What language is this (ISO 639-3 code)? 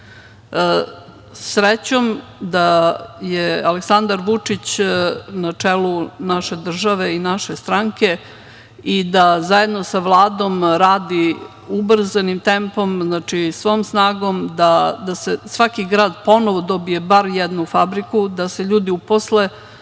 srp